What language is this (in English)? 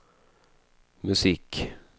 Swedish